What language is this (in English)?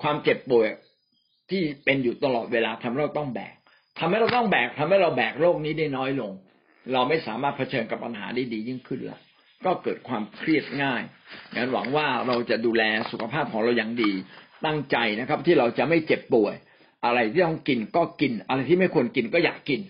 Thai